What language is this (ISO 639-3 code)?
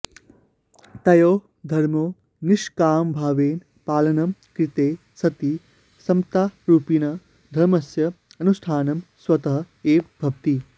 san